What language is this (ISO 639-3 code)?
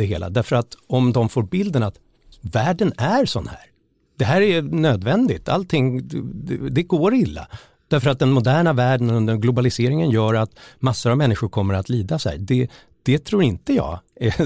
swe